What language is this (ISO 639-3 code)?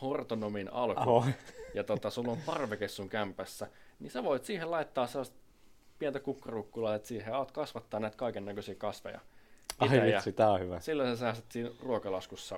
fin